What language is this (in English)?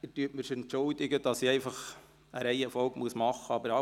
Swiss German